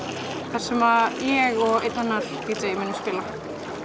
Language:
Icelandic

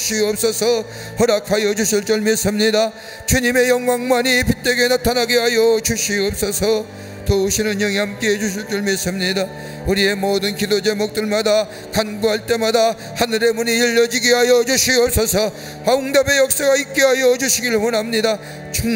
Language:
Korean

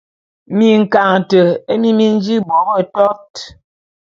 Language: Bulu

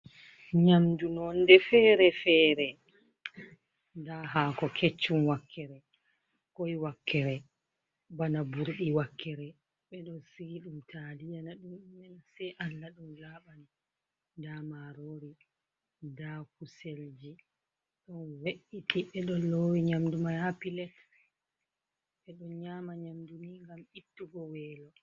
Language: Fula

